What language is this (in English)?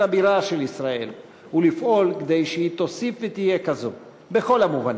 Hebrew